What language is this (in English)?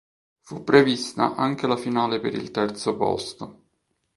Italian